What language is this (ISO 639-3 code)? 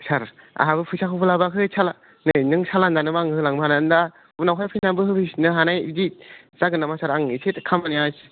brx